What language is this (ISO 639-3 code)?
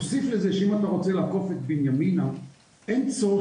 heb